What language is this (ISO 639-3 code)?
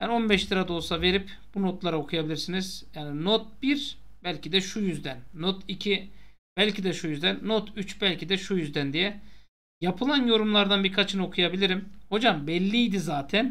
tur